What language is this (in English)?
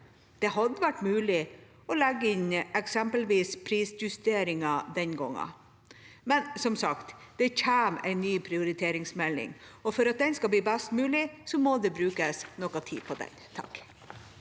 Norwegian